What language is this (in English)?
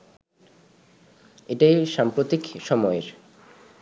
Bangla